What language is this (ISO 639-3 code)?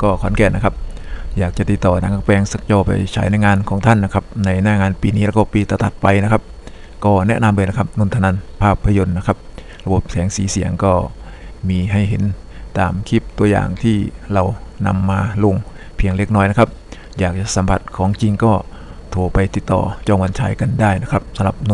tha